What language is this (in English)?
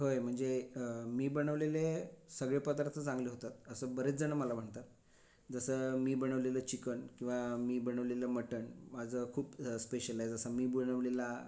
Marathi